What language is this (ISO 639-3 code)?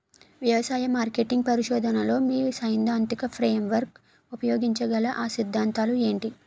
tel